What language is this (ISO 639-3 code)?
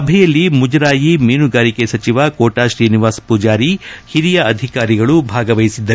kan